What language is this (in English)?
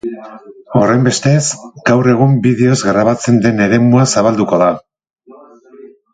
Basque